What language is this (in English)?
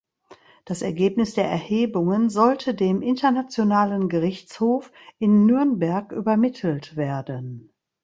German